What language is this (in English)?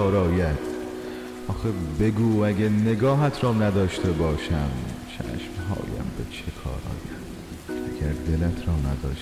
Persian